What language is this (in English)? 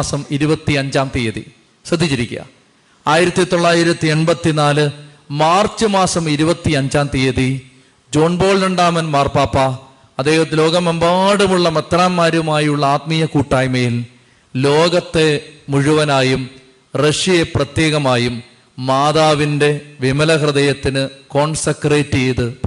Malayalam